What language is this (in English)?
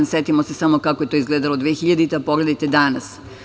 Serbian